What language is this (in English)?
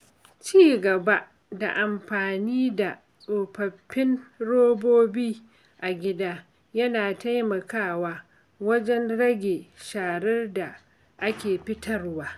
Hausa